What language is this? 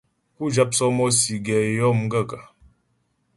Ghomala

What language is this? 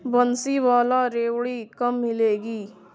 Urdu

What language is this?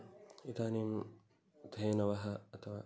Sanskrit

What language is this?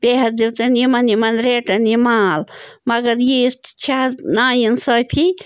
Kashmiri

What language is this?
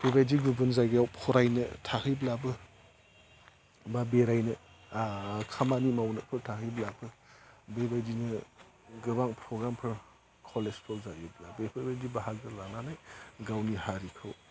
Bodo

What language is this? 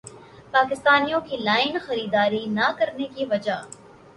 Urdu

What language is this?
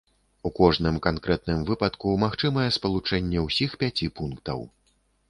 Belarusian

